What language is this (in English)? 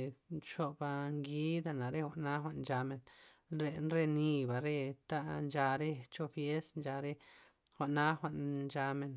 Loxicha Zapotec